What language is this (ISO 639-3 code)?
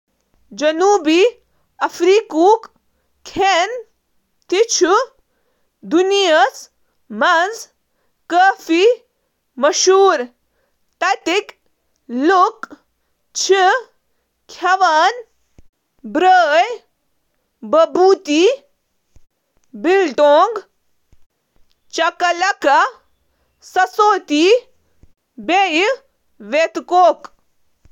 kas